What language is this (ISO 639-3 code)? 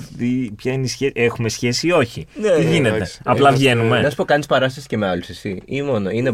ell